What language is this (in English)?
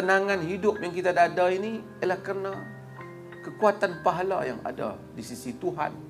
Malay